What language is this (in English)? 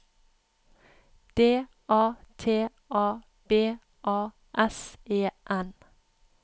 Norwegian